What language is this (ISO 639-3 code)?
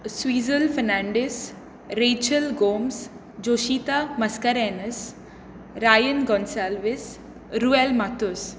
kok